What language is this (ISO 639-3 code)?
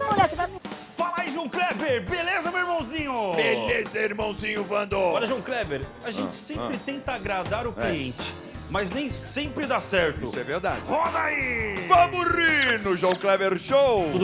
por